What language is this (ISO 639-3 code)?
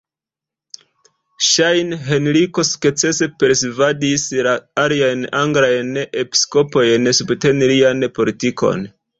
epo